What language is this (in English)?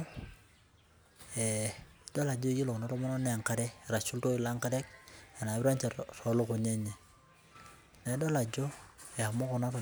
Masai